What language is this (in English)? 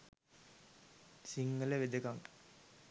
Sinhala